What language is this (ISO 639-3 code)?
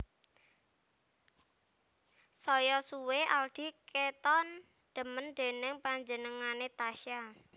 jav